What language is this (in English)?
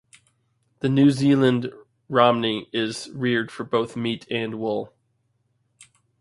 English